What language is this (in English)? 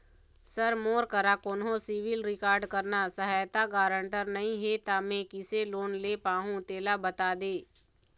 Chhattisgarhi